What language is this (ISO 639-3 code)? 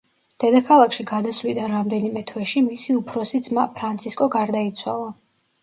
kat